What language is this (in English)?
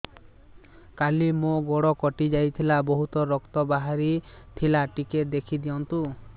Odia